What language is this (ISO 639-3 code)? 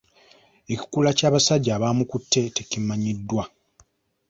lug